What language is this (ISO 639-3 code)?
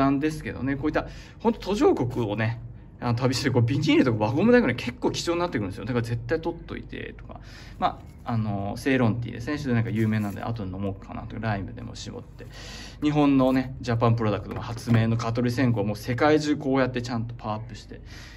jpn